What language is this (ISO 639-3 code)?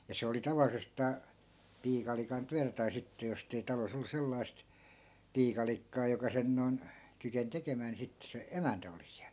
fin